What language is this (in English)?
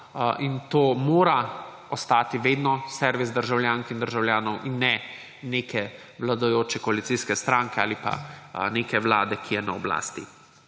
Slovenian